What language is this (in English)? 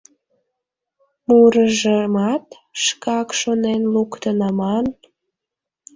Mari